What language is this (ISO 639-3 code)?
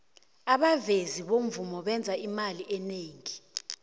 nbl